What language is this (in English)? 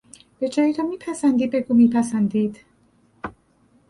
Persian